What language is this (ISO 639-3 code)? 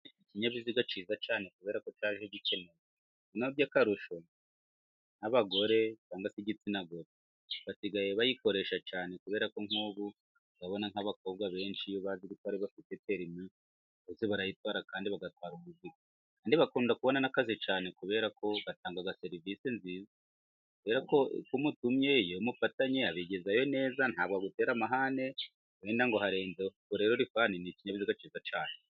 kin